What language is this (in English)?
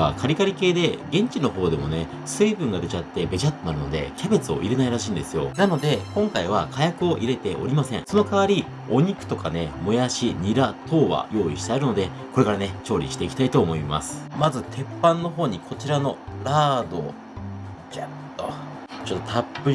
Japanese